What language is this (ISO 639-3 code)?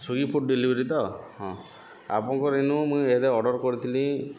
ori